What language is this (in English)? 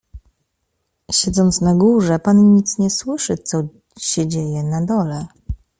Polish